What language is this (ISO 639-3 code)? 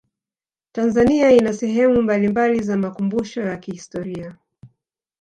swa